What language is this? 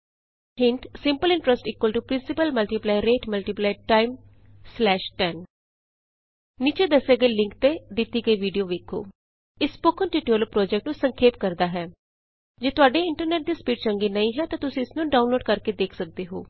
Punjabi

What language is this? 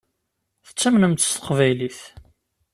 Kabyle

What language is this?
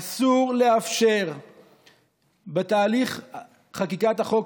Hebrew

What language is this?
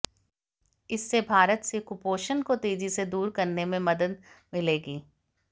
Hindi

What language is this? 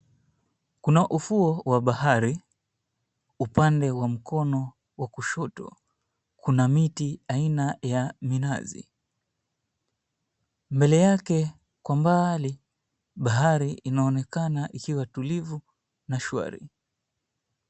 Swahili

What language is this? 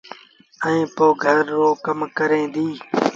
Sindhi Bhil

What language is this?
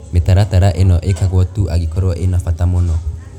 Kikuyu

